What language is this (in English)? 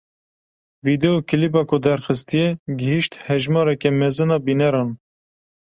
Kurdish